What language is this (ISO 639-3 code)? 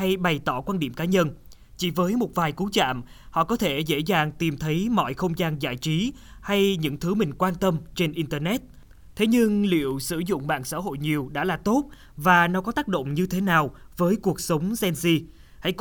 vie